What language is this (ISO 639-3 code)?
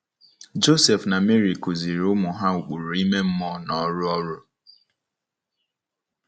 ibo